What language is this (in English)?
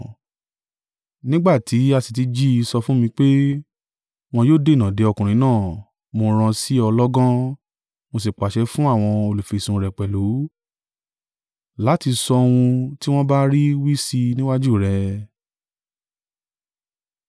Yoruba